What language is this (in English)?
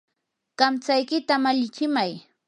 Yanahuanca Pasco Quechua